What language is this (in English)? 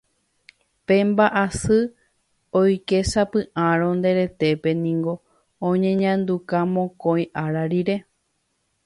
Guarani